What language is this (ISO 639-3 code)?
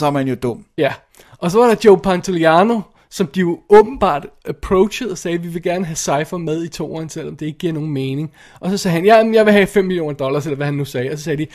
dan